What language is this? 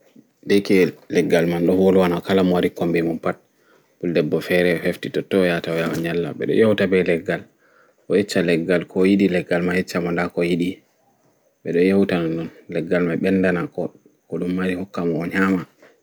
Fula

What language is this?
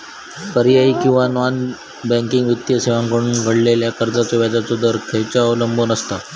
Marathi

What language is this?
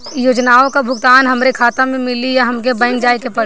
Bhojpuri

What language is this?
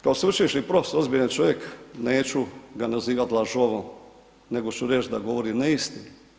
Croatian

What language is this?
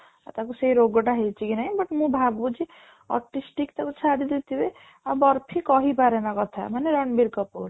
Odia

